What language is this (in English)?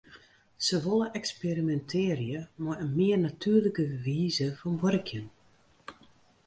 Western Frisian